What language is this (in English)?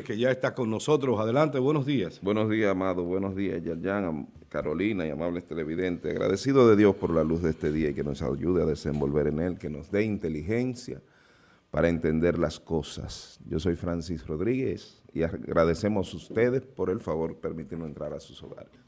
Spanish